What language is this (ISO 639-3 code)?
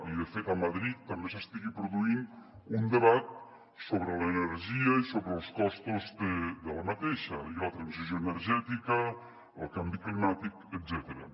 cat